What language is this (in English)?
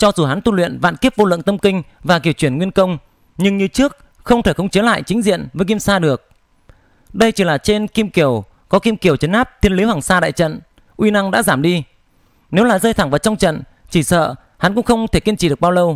Vietnamese